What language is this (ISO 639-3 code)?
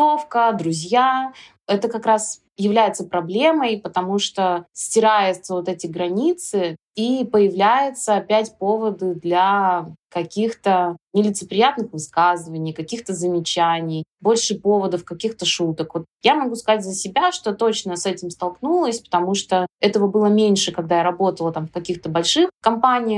rus